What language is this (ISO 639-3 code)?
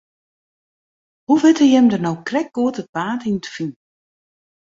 fry